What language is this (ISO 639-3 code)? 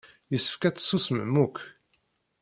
kab